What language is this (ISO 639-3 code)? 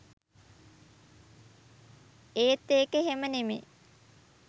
sin